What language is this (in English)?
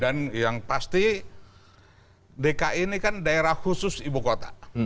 Indonesian